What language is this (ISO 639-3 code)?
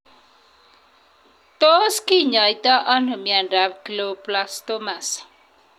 kln